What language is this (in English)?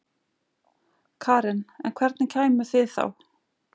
Icelandic